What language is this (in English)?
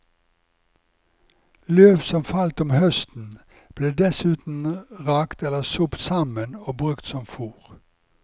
Norwegian